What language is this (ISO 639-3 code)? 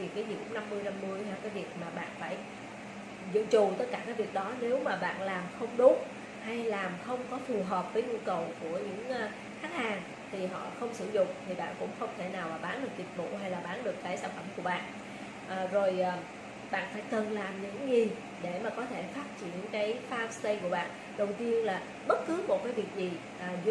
vie